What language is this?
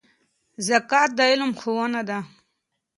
Pashto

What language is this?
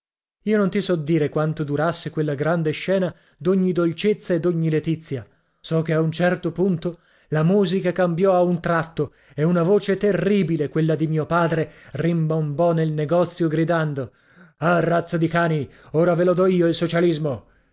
Italian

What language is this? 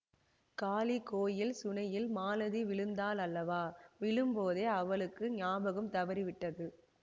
Tamil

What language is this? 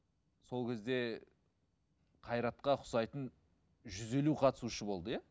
Kazakh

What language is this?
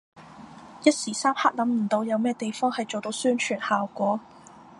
Cantonese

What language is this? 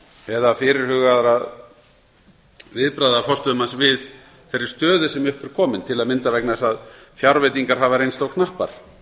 Icelandic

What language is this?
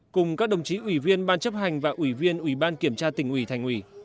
Vietnamese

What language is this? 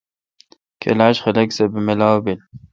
Kalkoti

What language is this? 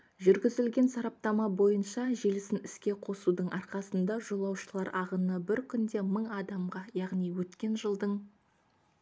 Kazakh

